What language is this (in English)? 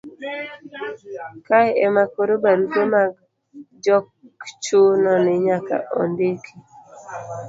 Luo (Kenya and Tanzania)